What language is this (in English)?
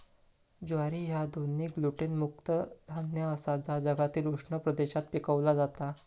Marathi